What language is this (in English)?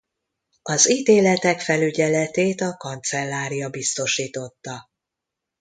Hungarian